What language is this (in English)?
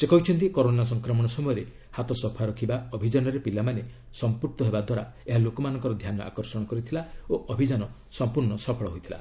Odia